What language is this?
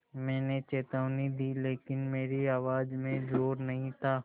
Hindi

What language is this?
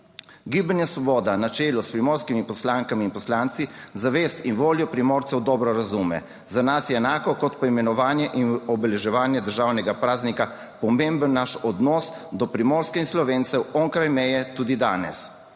Slovenian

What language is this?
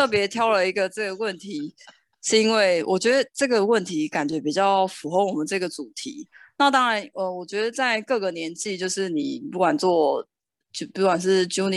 Chinese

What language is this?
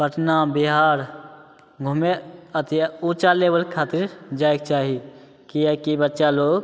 Maithili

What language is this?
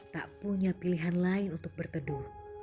Indonesian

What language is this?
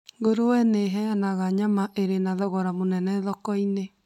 Kikuyu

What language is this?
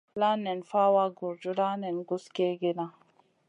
Masana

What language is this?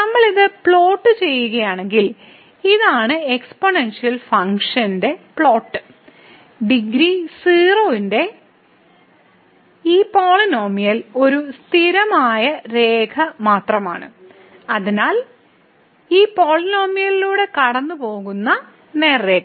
Malayalam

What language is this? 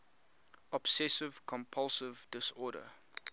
English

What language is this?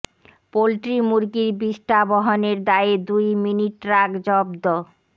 Bangla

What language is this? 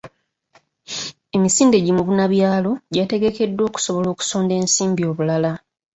Ganda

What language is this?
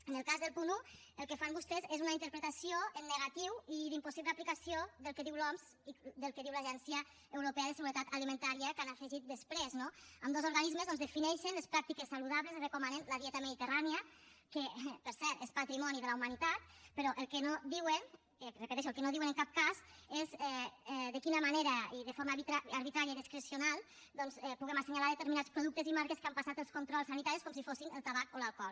Catalan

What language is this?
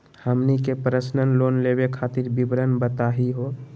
Magahi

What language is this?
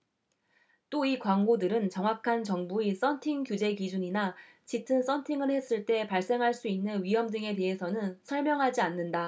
Korean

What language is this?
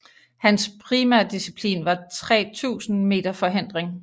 Danish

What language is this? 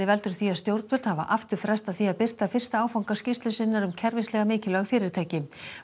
Icelandic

